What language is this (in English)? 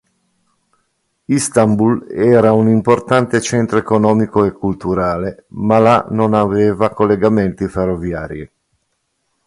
Italian